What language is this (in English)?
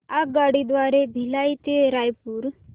Marathi